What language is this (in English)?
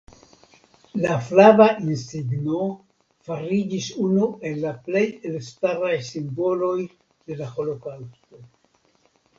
Esperanto